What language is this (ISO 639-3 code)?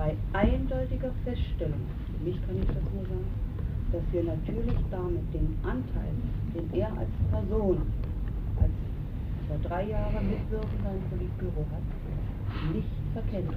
deu